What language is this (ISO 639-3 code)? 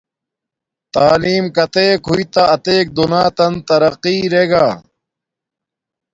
dmk